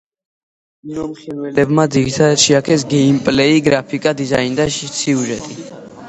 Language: Georgian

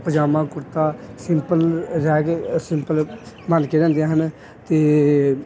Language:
Punjabi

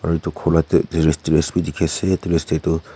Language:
Naga Pidgin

